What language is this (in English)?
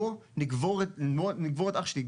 Hebrew